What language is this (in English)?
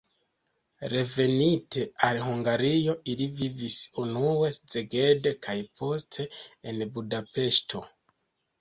Esperanto